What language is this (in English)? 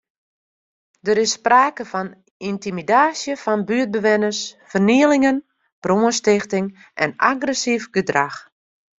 Western Frisian